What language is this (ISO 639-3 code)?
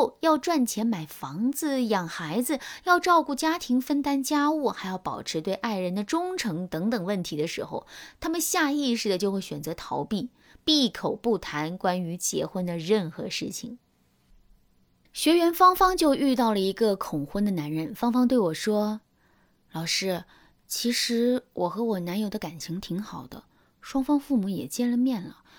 zho